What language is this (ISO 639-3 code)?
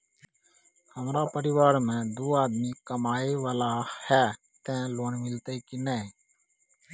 mai